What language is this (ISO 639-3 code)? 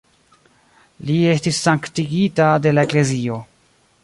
epo